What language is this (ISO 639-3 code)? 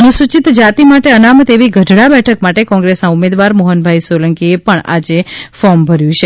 guj